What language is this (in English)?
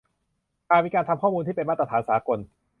Thai